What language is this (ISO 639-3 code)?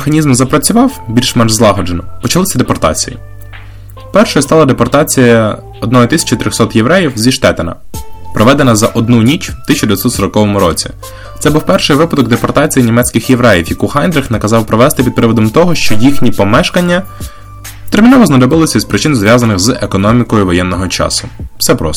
ukr